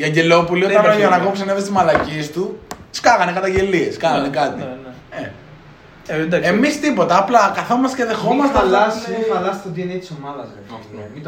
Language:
Greek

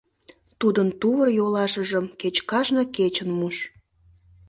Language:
Mari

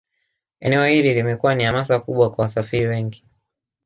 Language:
Swahili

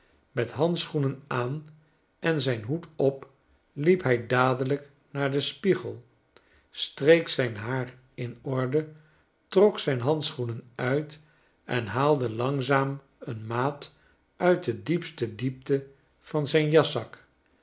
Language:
Dutch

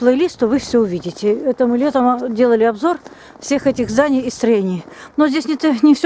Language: Russian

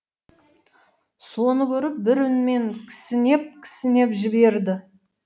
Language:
Kazakh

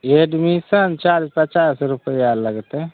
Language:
Maithili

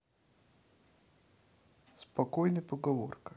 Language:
Russian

